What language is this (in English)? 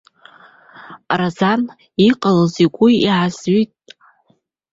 Abkhazian